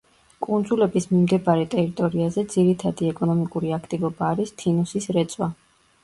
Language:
Georgian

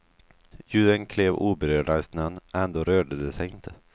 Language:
Swedish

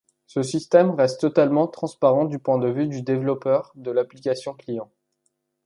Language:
French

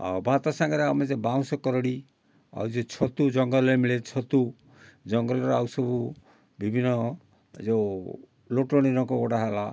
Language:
Odia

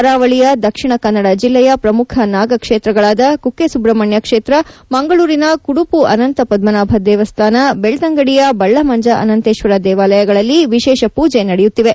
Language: Kannada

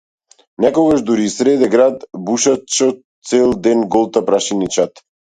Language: Macedonian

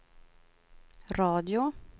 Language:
Swedish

